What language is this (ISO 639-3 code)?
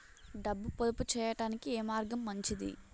tel